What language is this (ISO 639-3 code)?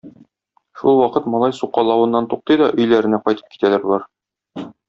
tat